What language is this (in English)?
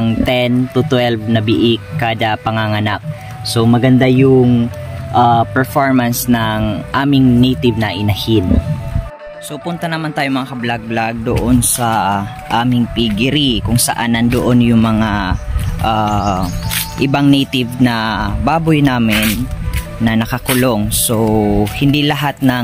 Filipino